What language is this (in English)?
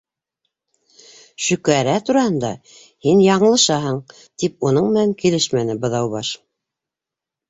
Bashkir